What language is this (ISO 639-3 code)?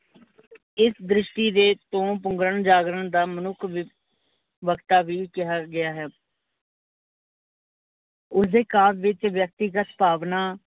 pan